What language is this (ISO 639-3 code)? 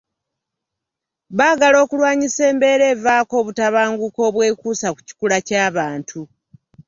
lug